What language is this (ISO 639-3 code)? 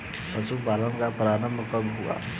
hin